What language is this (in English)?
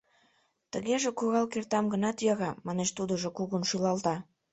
Mari